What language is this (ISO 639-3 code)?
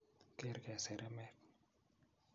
kln